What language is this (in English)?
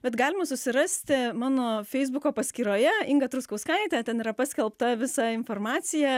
Lithuanian